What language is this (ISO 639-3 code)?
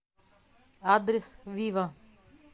rus